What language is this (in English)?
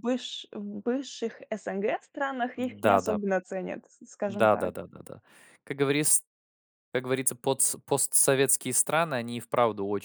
Russian